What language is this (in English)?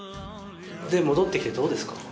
Japanese